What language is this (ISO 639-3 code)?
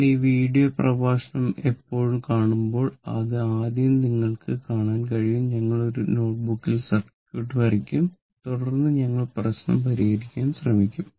mal